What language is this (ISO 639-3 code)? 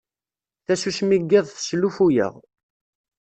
kab